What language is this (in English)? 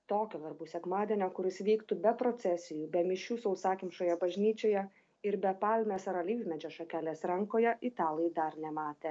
Lithuanian